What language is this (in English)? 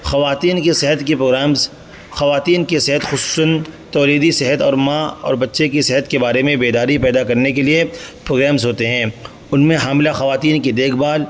Urdu